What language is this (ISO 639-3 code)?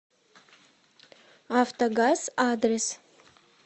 rus